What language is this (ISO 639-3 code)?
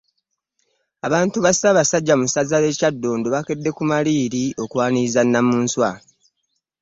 lug